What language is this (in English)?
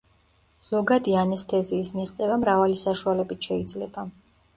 Georgian